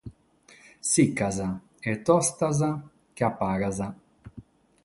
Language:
Sardinian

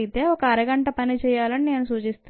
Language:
Telugu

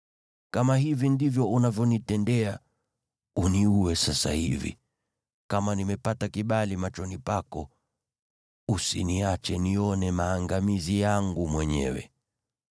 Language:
Swahili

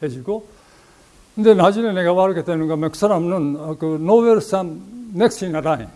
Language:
Korean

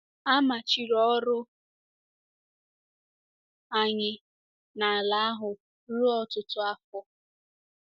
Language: Igbo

